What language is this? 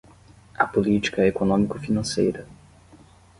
Portuguese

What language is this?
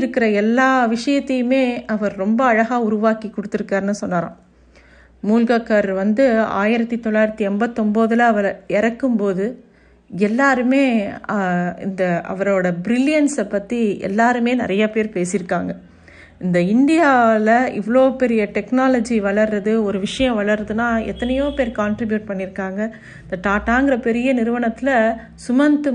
Tamil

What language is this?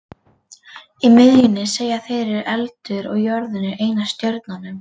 Icelandic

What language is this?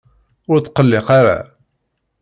Kabyle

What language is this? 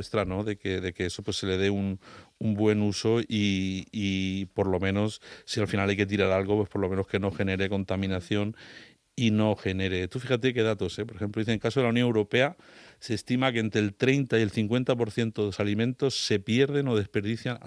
Spanish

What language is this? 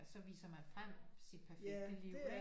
Danish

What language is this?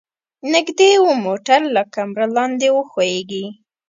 Pashto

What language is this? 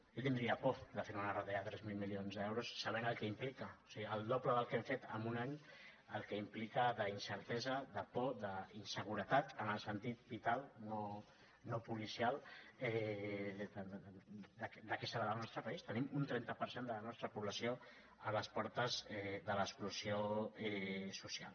Catalan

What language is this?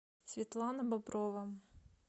Russian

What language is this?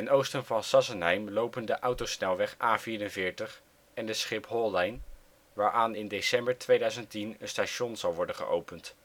Dutch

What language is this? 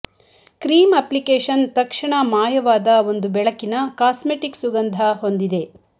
Kannada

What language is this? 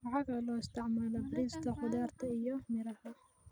Somali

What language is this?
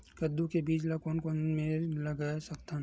Chhattisgarhi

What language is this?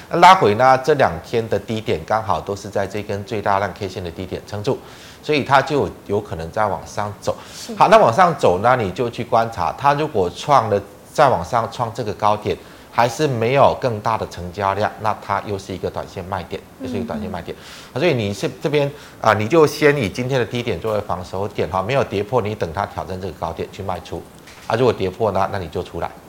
Chinese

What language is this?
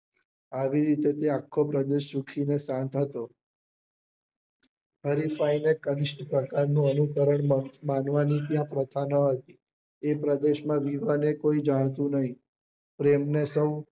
Gujarati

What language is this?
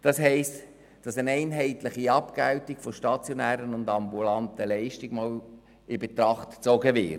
Swiss German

